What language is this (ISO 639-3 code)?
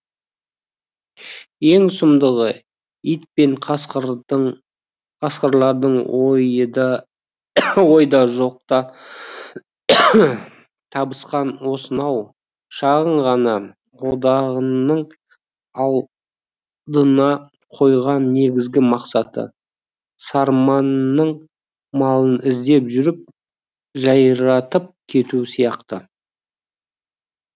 kaz